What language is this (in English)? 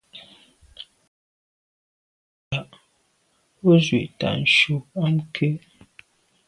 Medumba